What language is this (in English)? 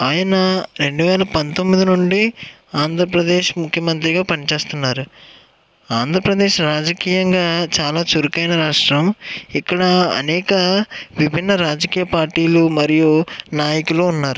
Telugu